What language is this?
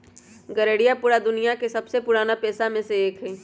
Magahi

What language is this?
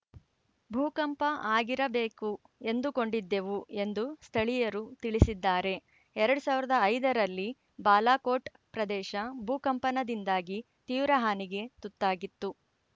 Kannada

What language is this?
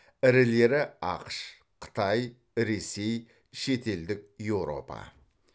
Kazakh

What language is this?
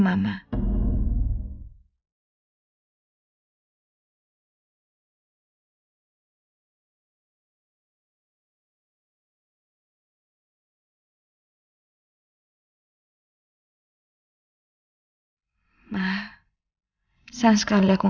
Indonesian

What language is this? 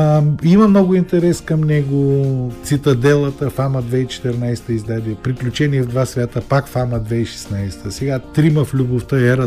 Bulgarian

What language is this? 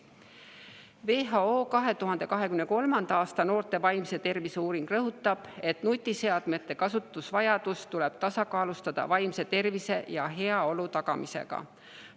Estonian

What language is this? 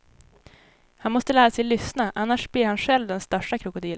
Swedish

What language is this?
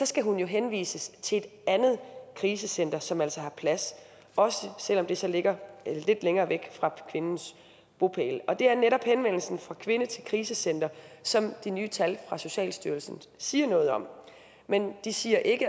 Danish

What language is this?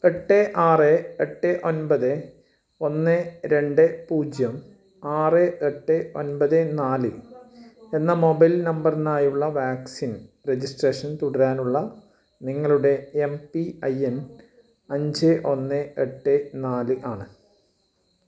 Malayalam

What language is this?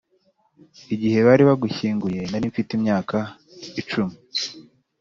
Kinyarwanda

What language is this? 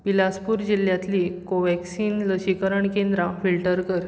Konkani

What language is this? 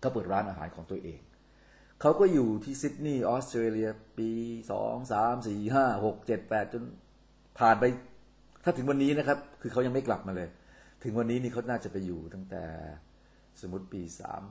Thai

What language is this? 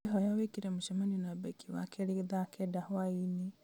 Kikuyu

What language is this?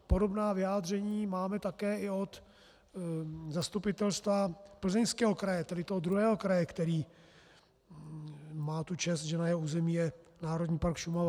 Czech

